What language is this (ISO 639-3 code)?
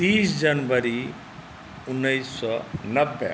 mai